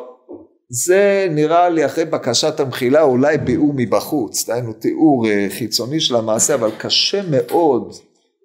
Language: Hebrew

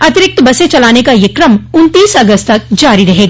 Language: Hindi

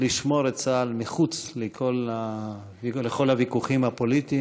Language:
Hebrew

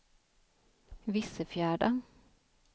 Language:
Swedish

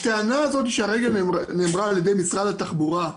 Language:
Hebrew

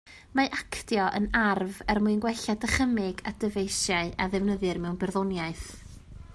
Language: Welsh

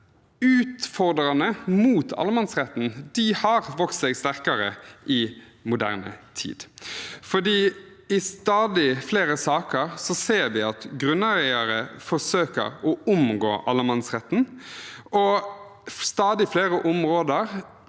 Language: Norwegian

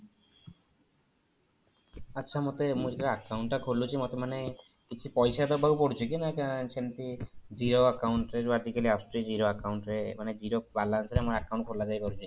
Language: Odia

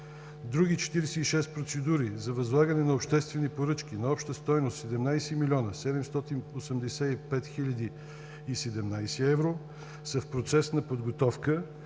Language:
Bulgarian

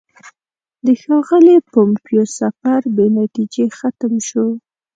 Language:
Pashto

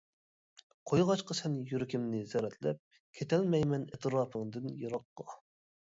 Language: Uyghur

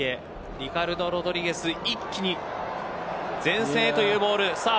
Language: Japanese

